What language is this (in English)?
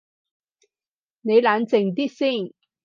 Cantonese